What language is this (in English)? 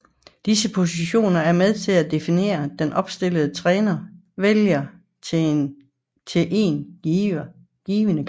Danish